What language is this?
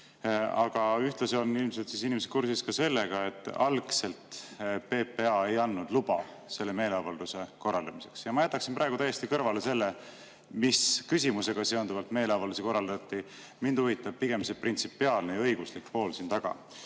Estonian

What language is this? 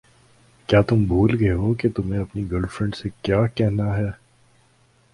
Urdu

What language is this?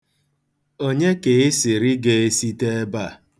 Igbo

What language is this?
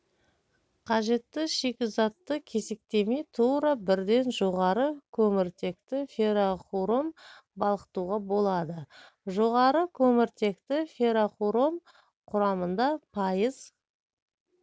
Kazakh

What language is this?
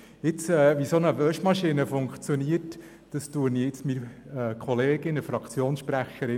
Swiss German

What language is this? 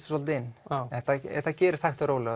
Icelandic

